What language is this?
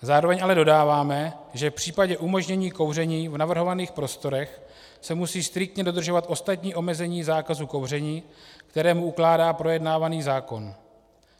Czech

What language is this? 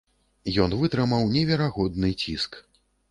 Belarusian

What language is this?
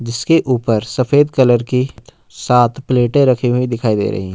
Hindi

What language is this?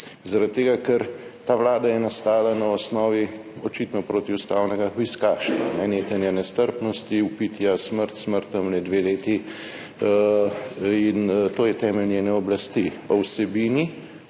Slovenian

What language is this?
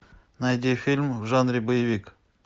Russian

